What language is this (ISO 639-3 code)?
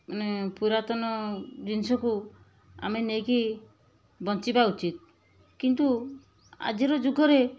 ori